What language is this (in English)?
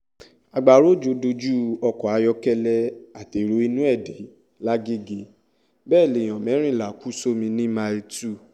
Yoruba